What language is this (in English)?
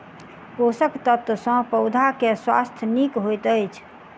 Maithili